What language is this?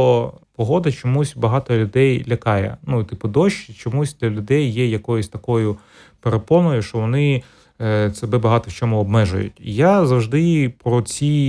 Ukrainian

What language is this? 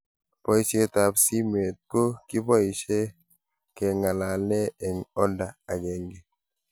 Kalenjin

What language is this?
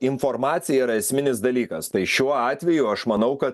Lithuanian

